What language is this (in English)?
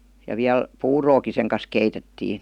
Finnish